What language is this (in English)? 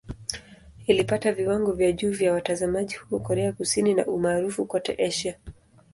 Swahili